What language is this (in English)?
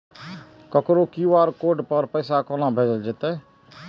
Maithili